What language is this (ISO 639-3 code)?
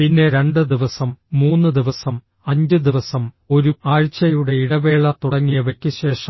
mal